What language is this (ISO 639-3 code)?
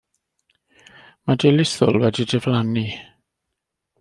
cym